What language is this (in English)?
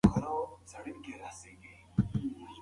Pashto